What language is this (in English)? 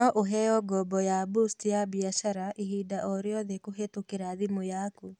Kikuyu